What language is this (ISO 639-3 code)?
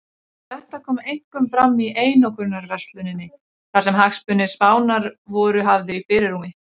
isl